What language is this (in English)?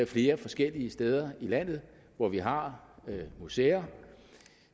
Danish